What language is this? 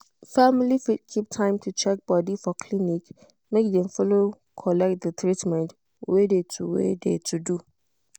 Nigerian Pidgin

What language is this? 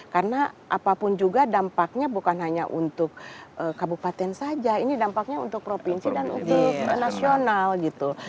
Indonesian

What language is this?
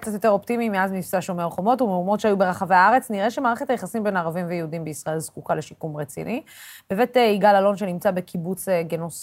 Hebrew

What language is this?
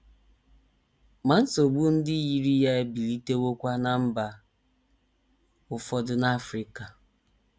Igbo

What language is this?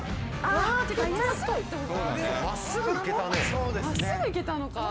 Japanese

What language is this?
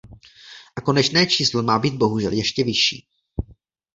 Czech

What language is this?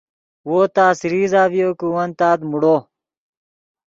Yidgha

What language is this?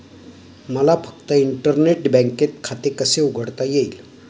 Marathi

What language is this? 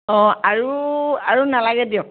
Assamese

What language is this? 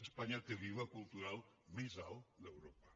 Catalan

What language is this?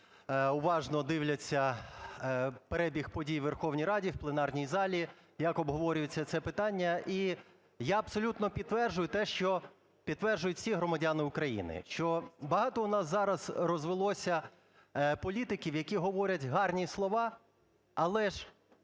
Ukrainian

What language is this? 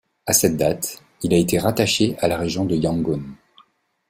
French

